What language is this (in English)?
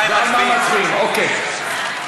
Hebrew